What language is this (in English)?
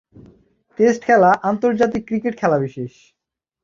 Bangla